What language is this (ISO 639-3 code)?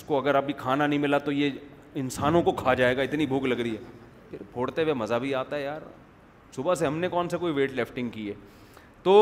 urd